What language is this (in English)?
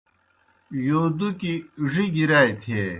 Kohistani Shina